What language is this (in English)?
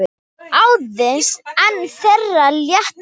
Icelandic